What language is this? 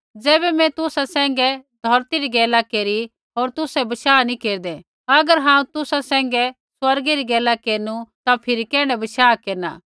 Kullu Pahari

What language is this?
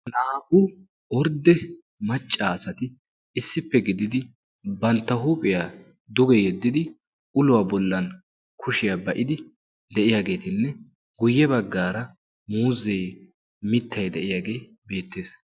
Wolaytta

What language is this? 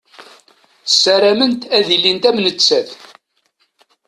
Kabyle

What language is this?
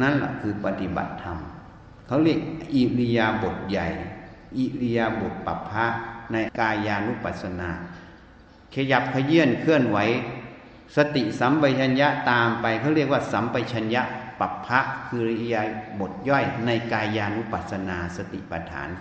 Thai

